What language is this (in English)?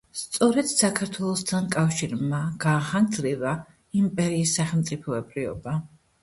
Georgian